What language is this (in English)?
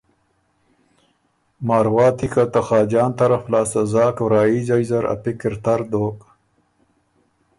Ormuri